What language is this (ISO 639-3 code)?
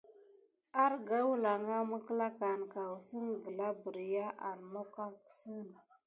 gid